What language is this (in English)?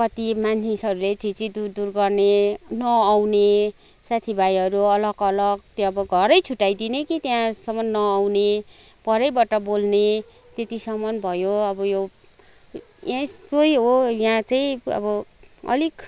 Nepali